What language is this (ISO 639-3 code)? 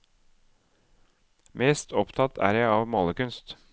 nor